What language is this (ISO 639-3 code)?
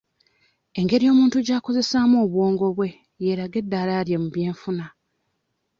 lug